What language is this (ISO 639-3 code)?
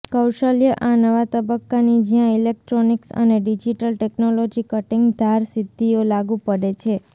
guj